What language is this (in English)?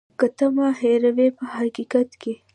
Pashto